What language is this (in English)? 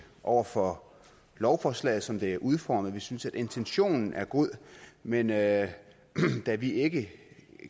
Danish